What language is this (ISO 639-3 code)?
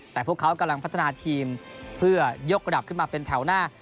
tha